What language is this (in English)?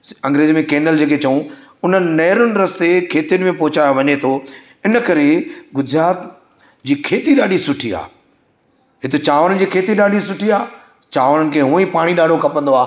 Sindhi